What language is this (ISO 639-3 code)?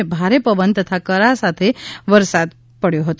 guj